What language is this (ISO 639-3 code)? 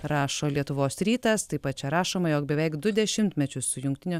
lit